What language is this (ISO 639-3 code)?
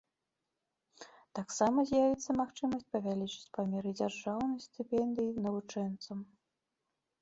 bel